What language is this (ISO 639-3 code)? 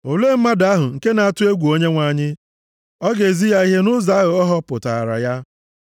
ibo